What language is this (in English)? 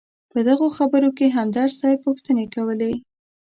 Pashto